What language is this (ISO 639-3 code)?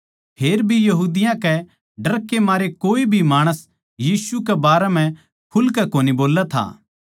bgc